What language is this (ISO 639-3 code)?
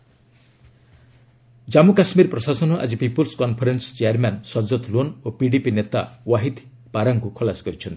ori